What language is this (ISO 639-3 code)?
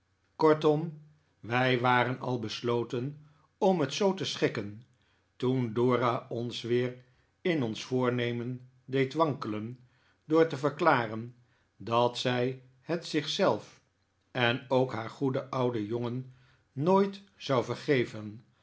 nld